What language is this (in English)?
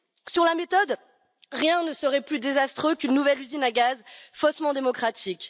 French